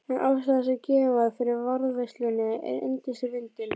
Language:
Icelandic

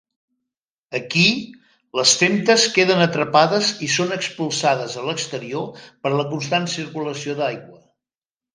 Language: Catalan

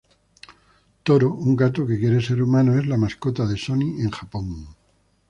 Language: Spanish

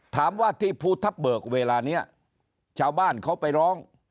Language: Thai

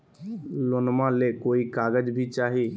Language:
Magahi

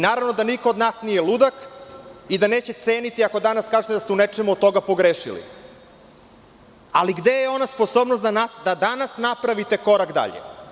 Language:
Serbian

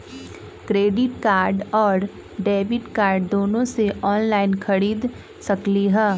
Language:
Magahi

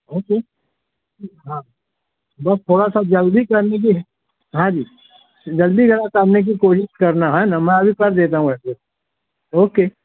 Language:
Urdu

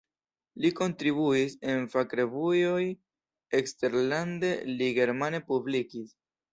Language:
Esperanto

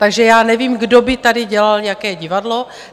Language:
Czech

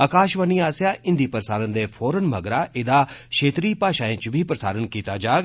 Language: Dogri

